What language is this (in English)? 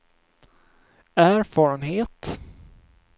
Swedish